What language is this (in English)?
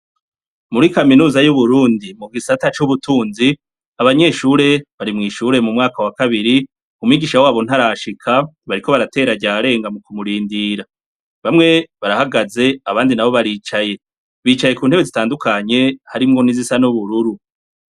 Rundi